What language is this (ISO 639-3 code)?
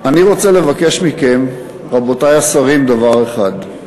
heb